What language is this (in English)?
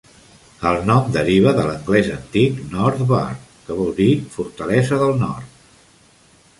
Catalan